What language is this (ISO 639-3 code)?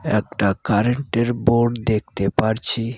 ben